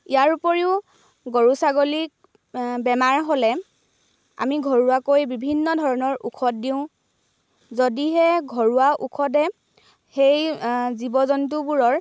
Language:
Assamese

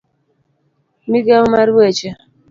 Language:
Luo (Kenya and Tanzania)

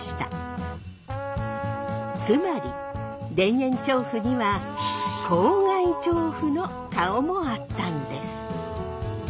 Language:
Japanese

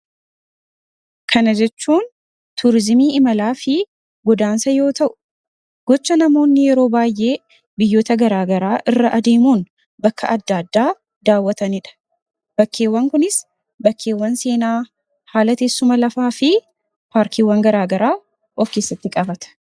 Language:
Oromo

